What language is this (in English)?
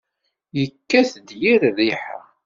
Kabyle